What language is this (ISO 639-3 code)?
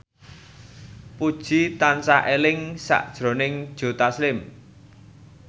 jav